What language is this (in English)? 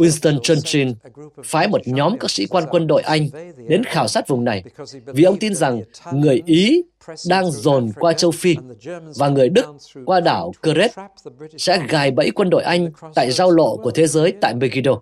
Vietnamese